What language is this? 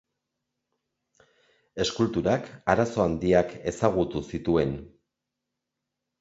Basque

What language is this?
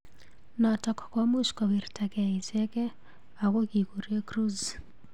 Kalenjin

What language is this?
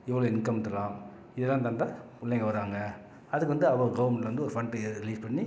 Tamil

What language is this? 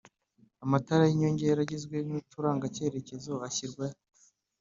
Kinyarwanda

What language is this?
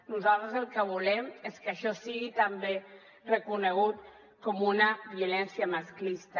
Catalan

